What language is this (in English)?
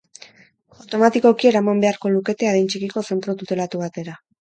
Basque